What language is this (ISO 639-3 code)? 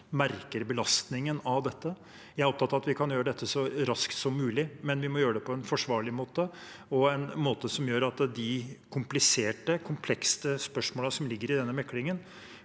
nor